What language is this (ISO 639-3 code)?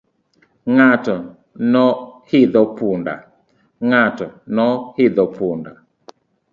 luo